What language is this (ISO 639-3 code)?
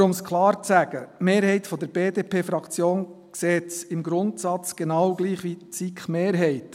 gsw